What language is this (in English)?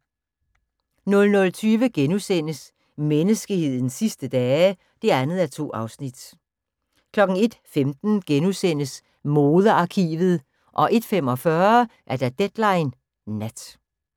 Danish